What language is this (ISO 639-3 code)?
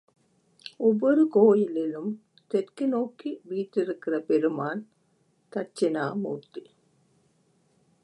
tam